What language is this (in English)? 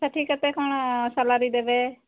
Odia